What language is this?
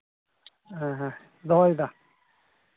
Santali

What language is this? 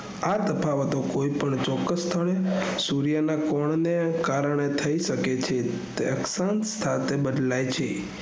Gujarati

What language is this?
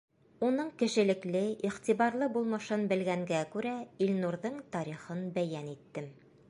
Bashkir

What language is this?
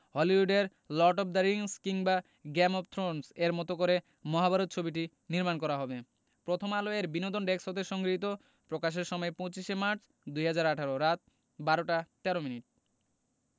Bangla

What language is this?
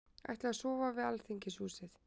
Icelandic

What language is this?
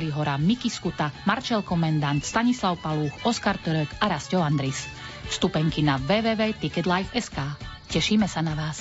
Slovak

